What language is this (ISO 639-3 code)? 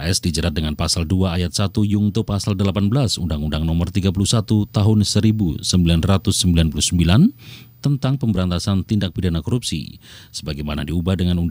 ind